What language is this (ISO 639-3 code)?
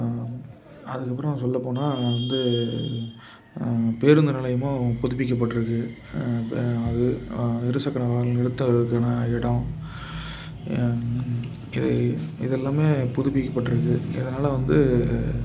tam